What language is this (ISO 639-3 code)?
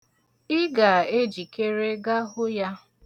ibo